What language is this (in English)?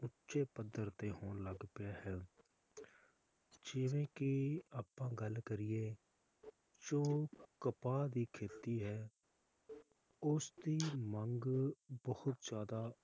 Punjabi